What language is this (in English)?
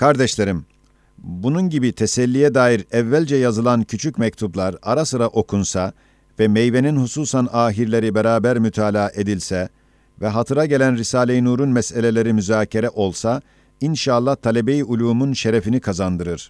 Turkish